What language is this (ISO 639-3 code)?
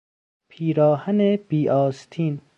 fas